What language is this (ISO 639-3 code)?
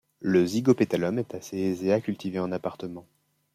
fra